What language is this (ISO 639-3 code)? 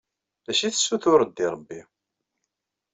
kab